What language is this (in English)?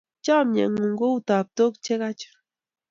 Kalenjin